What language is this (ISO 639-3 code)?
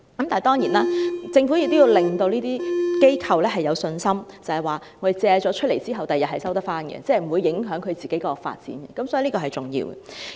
yue